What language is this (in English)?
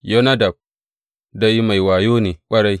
Hausa